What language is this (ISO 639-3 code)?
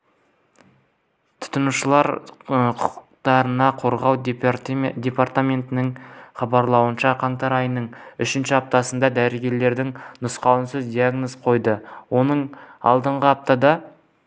kaz